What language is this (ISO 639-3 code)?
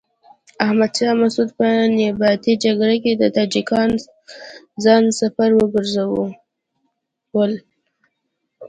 pus